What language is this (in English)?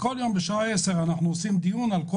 Hebrew